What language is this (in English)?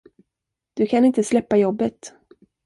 Swedish